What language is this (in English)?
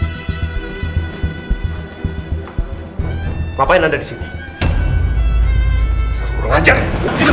Indonesian